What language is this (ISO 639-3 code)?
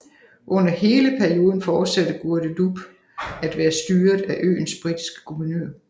dan